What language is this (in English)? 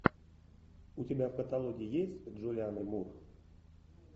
Russian